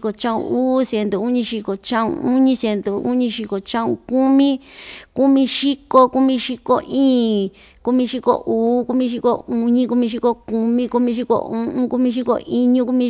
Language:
Ixtayutla Mixtec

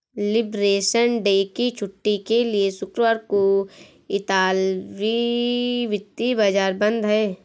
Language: Hindi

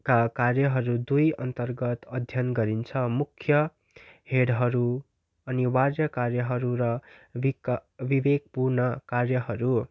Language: Nepali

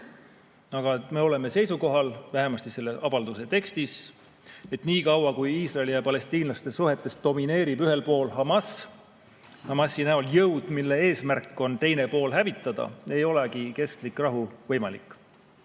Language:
Estonian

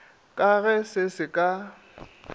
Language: Northern Sotho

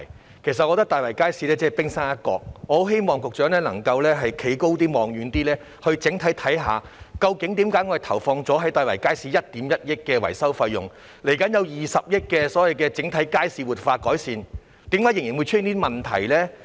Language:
Cantonese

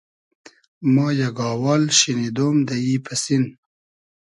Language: Hazaragi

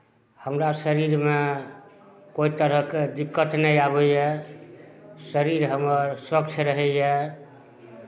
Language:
Maithili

